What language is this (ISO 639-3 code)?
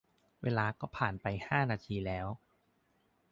tha